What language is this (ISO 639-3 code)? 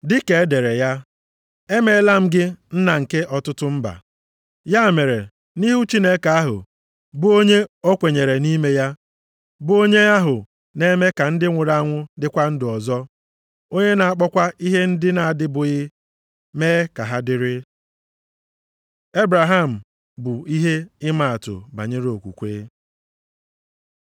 ibo